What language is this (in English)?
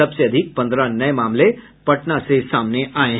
Hindi